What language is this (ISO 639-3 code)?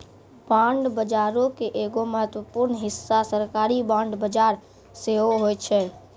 mai